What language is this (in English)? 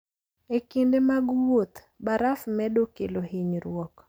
Luo (Kenya and Tanzania)